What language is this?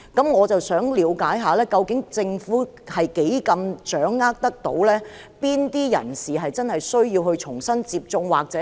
Cantonese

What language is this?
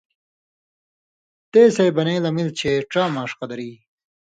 Indus Kohistani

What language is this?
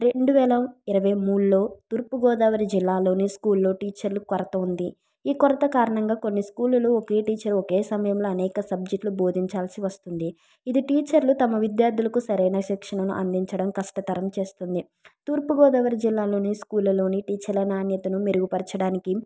Telugu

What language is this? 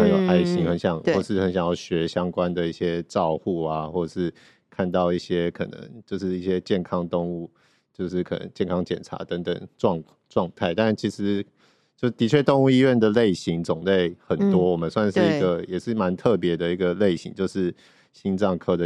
Chinese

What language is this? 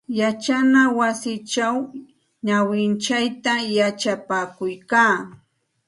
Santa Ana de Tusi Pasco Quechua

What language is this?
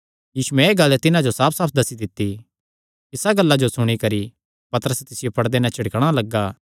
Kangri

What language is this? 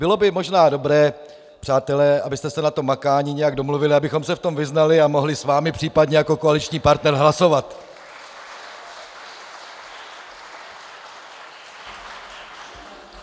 Czech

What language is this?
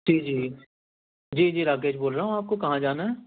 Urdu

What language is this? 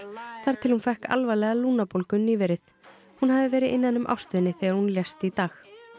Icelandic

